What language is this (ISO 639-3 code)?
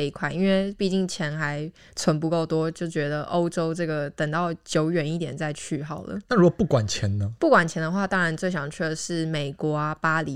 zho